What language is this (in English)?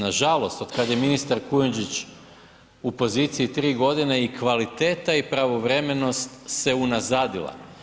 Croatian